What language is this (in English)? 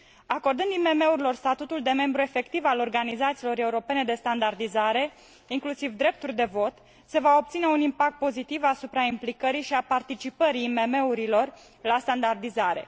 Romanian